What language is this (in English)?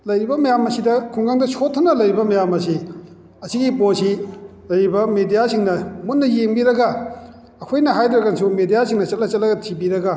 Manipuri